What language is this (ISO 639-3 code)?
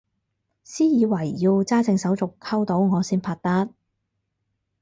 yue